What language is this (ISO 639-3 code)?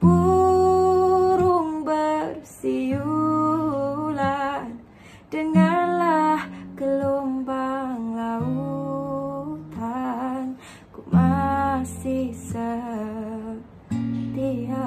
ind